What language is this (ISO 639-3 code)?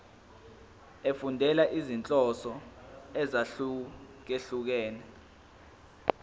zul